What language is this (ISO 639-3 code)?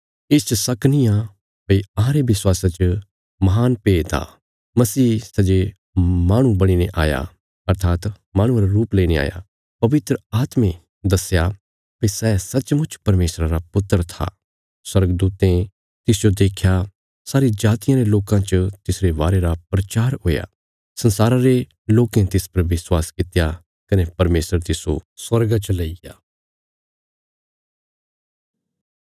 kfs